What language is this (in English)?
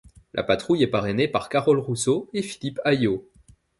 French